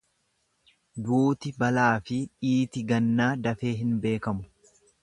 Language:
Oromo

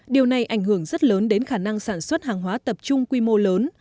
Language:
Vietnamese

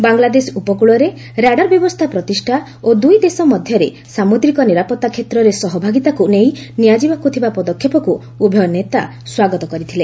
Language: Odia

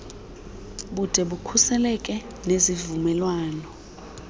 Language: Xhosa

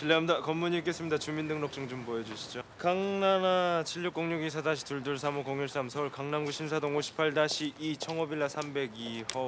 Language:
Korean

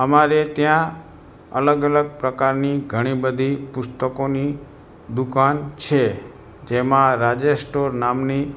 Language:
Gujarati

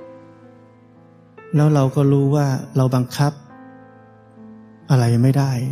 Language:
Thai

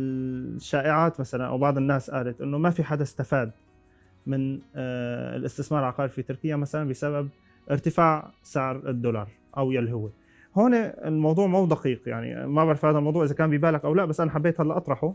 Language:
Arabic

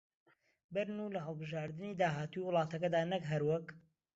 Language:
Central Kurdish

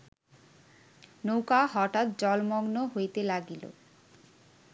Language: Bangla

